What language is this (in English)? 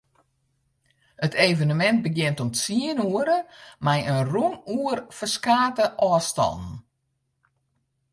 Western Frisian